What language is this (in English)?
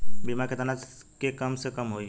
Bhojpuri